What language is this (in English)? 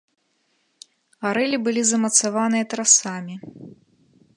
Belarusian